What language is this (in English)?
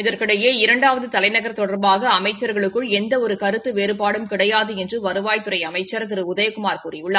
Tamil